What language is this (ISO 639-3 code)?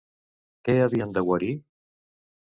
cat